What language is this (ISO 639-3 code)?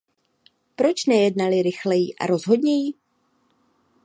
ces